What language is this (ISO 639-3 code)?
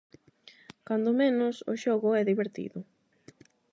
glg